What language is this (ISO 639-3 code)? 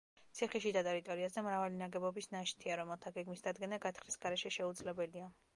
kat